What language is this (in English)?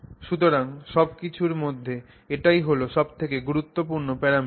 Bangla